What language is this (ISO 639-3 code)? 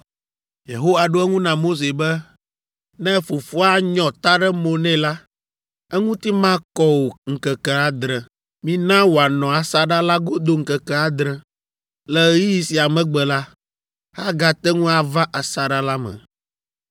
ewe